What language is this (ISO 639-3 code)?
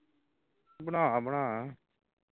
pan